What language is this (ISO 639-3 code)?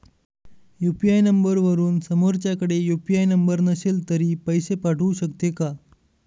mar